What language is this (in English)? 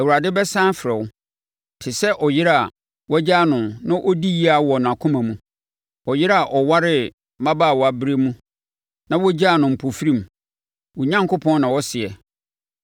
Akan